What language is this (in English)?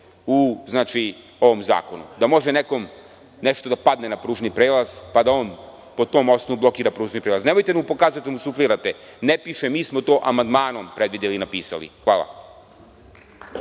Serbian